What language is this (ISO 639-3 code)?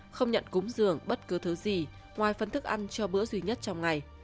vie